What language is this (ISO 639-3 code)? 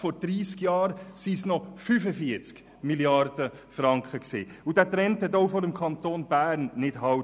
gsw